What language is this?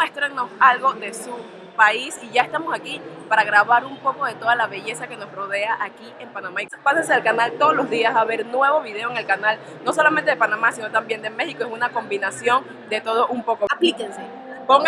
Spanish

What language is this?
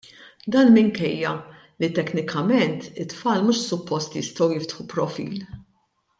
Maltese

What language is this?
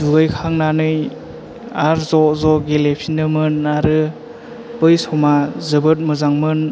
Bodo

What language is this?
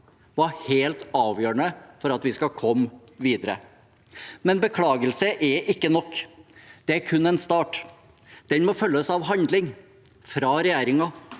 Norwegian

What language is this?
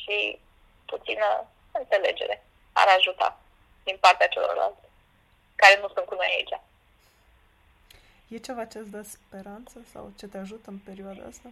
Romanian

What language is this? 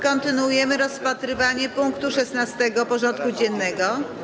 Polish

